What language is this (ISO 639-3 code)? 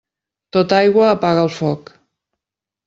cat